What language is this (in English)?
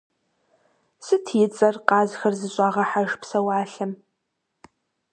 Kabardian